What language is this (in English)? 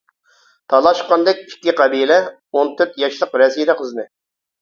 Uyghur